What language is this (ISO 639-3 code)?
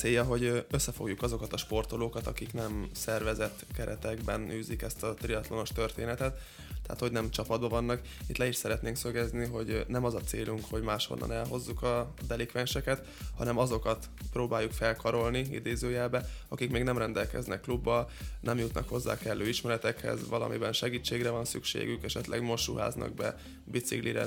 hun